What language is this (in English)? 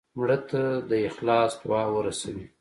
Pashto